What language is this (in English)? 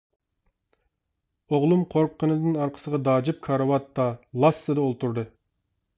Uyghur